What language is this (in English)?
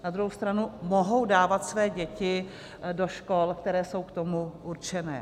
Czech